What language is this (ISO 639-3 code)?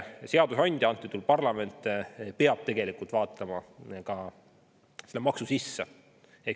est